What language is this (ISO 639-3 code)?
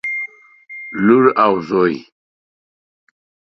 pus